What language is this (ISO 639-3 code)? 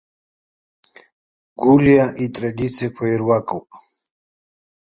abk